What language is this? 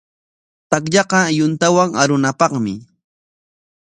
Corongo Ancash Quechua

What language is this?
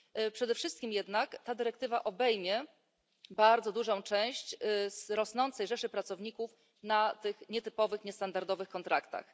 Polish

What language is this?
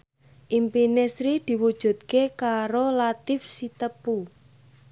Javanese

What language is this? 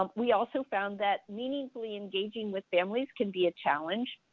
English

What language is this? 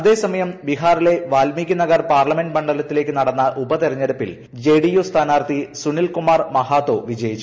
Malayalam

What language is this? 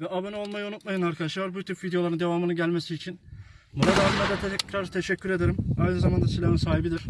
Turkish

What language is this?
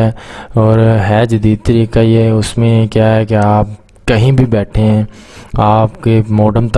Urdu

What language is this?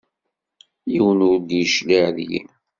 Kabyle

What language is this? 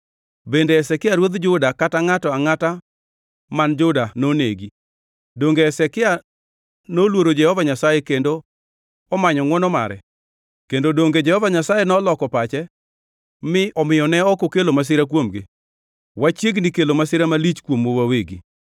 Luo (Kenya and Tanzania)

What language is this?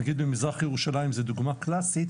Hebrew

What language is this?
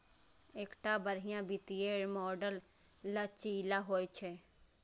Maithili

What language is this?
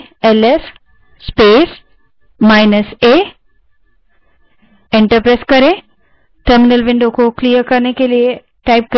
Hindi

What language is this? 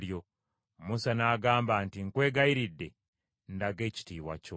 Ganda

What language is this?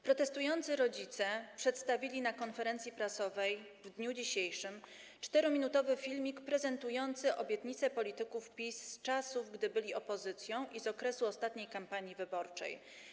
Polish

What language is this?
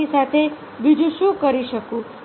Gujarati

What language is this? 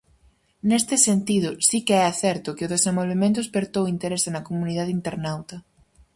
Galician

